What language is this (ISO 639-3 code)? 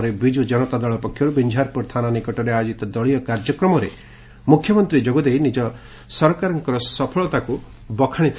ori